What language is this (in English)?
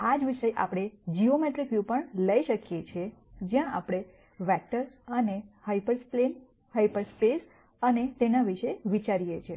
Gujarati